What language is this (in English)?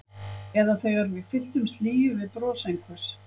Icelandic